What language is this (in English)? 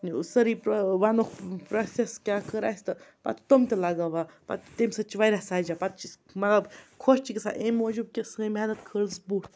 Kashmiri